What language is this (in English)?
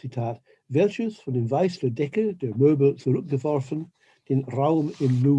German